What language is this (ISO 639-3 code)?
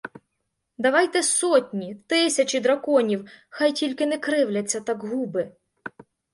ukr